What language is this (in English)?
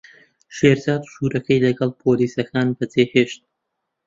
Central Kurdish